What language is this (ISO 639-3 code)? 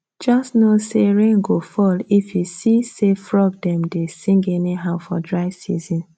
pcm